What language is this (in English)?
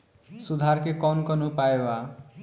Bhojpuri